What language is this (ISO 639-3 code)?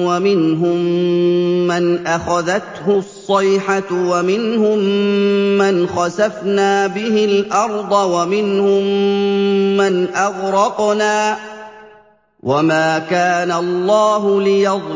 ara